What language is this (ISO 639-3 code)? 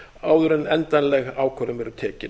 isl